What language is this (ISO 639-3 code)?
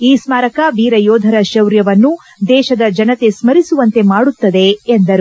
kan